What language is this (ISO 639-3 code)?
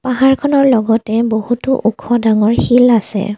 asm